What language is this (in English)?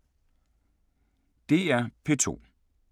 Danish